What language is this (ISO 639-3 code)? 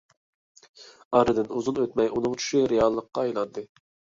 uig